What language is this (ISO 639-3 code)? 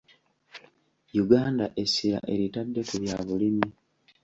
lug